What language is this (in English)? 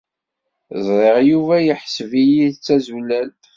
Kabyle